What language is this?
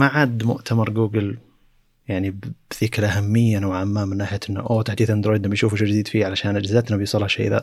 Arabic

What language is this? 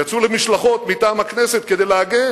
Hebrew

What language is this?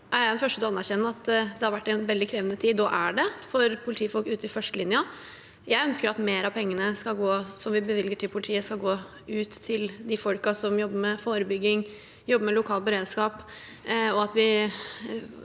Norwegian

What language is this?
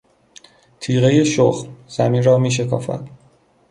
Persian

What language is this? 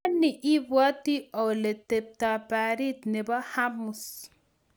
Kalenjin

